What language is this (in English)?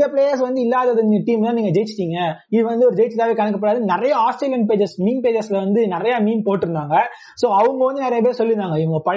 Tamil